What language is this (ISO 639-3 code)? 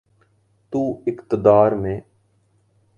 urd